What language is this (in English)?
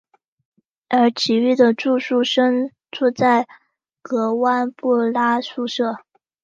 Chinese